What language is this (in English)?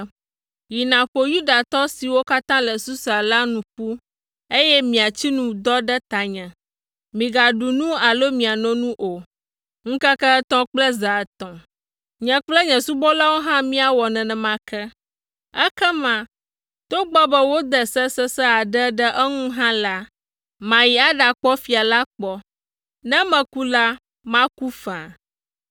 Ewe